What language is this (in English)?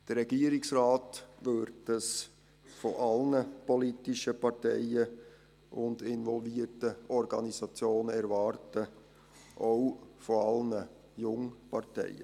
Swiss German